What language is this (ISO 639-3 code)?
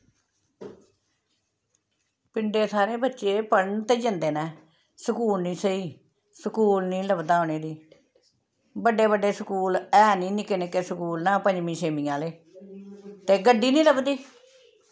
doi